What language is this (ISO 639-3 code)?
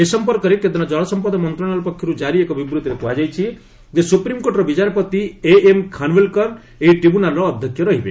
ori